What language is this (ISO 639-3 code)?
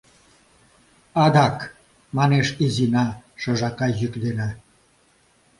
chm